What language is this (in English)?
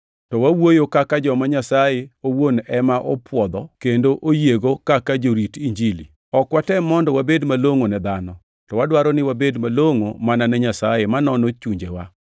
Luo (Kenya and Tanzania)